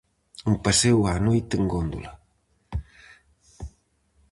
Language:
Galician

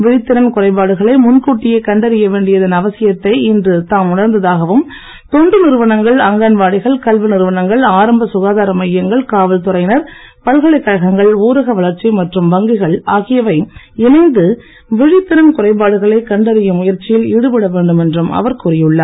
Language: Tamil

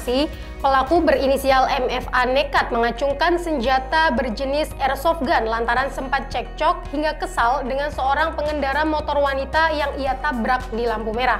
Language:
Indonesian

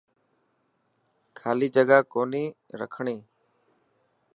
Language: Dhatki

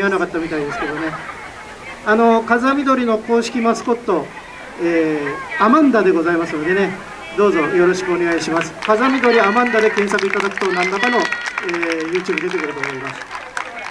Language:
Japanese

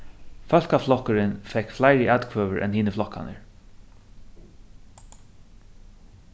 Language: Faroese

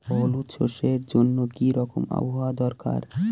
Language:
Bangla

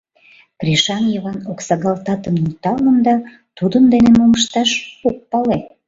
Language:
Mari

